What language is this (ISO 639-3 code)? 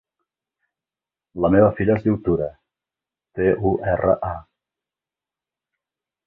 cat